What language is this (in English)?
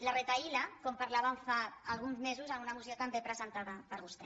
Catalan